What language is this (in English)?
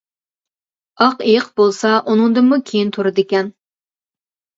Uyghur